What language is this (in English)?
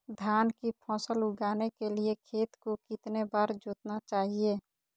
Magahi